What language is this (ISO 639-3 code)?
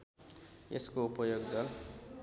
nep